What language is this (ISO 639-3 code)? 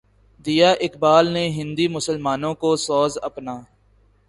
urd